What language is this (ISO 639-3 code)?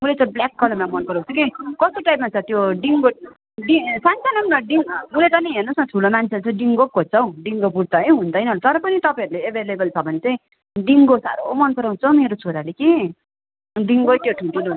nep